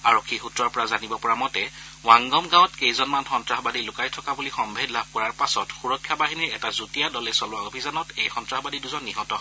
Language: Assamese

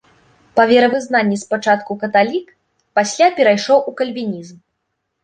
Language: Belarusian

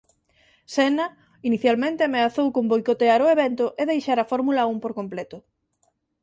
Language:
Galician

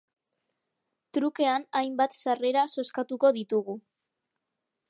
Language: Basque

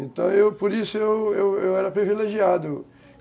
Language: Portuguese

